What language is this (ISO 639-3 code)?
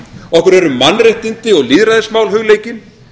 isl